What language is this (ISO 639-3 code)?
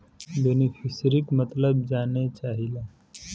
bho